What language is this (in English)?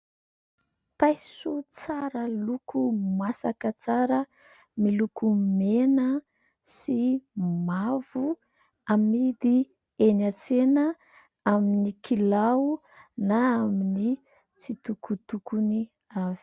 Malagasy